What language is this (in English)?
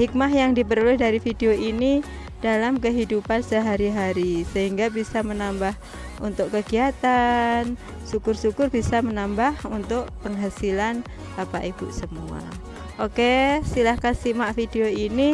Indonesian